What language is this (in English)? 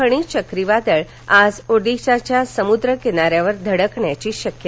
Marathi